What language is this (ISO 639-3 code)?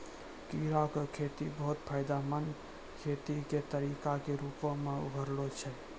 mai